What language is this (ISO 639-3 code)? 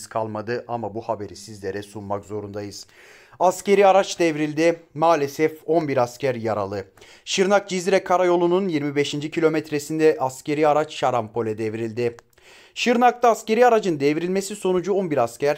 tur